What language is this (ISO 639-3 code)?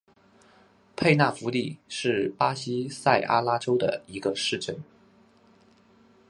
zho